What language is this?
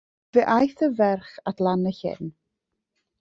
Welsh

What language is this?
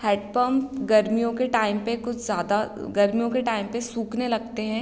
Hindi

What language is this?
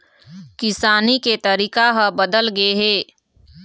Chhattisgarhi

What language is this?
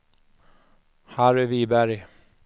Swedish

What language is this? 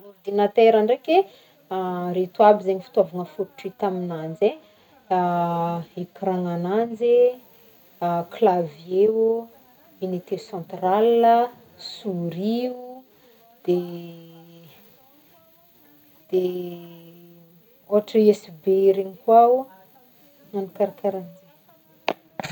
Northern Betsimisaraka Malagasy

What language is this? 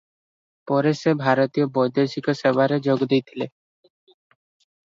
Odia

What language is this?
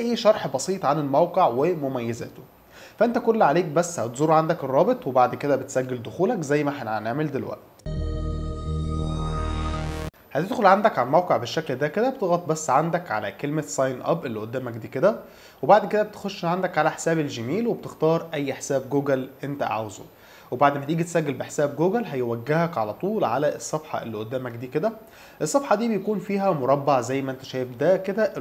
Arabic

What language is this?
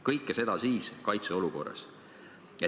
Estonian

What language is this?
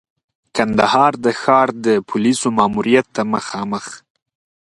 Pashto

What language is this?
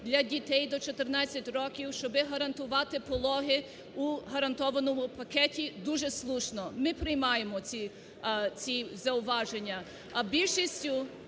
Ukrainian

